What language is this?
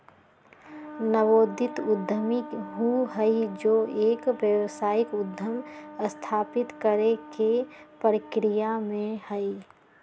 Magahi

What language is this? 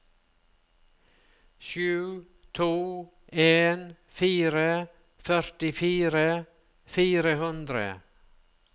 Norwegian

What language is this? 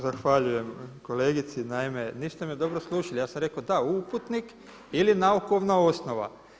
Croatian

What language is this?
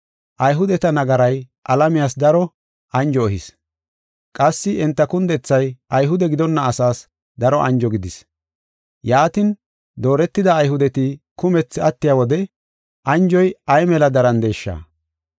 Gofa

